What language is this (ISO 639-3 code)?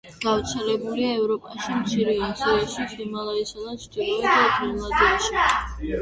kat